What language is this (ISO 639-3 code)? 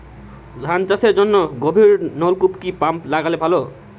ben